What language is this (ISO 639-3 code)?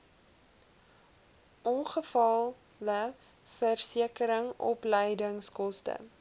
afr